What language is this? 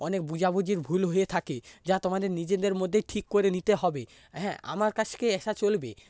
Bangla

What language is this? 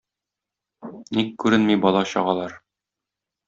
Tatar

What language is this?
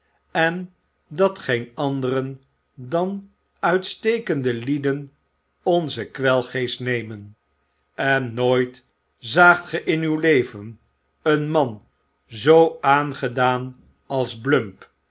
Dutch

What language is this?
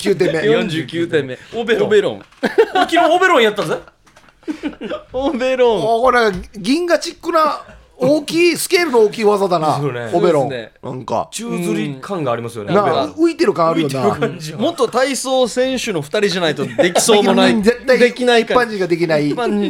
Japanese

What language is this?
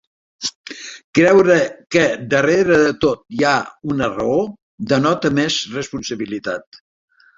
Catalan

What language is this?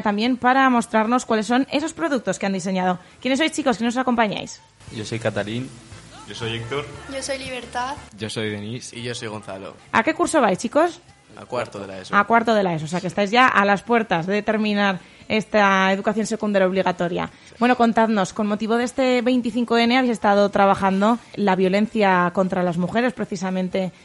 Spanish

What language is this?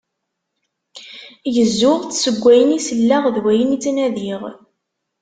Kabyle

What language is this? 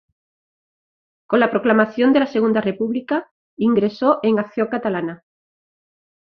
Spanish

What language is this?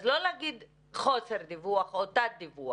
Hebrew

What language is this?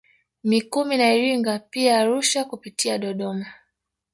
Swahili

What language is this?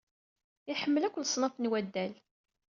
Kabyle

